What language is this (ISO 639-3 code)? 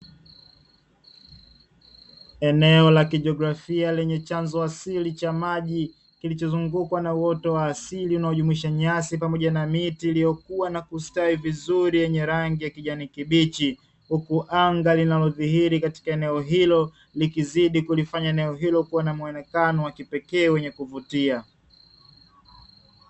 swa